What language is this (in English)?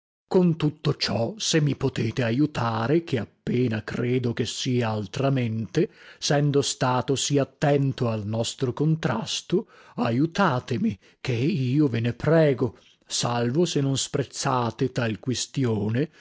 Italian